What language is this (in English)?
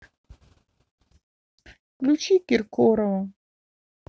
Russian